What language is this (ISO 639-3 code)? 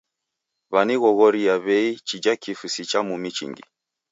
dav